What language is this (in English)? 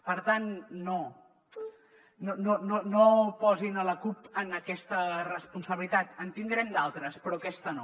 Catalan